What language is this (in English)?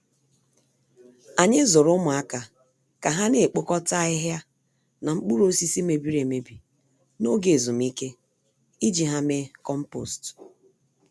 Igbo